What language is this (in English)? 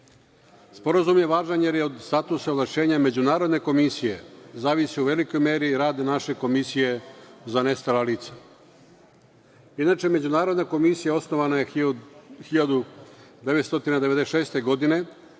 Serbian